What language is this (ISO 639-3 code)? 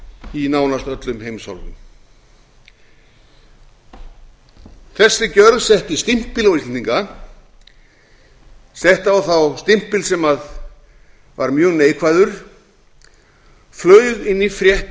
isl